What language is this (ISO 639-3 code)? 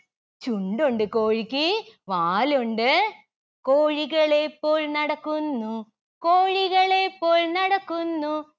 mal